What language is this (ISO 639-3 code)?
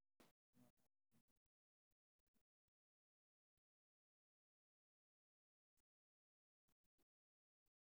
som